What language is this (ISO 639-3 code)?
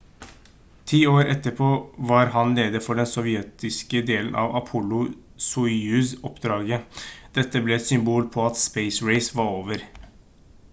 nob